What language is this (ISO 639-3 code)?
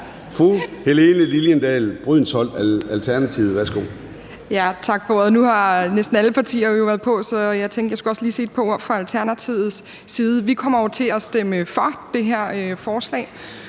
dan